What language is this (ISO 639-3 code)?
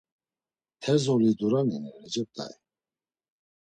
lzz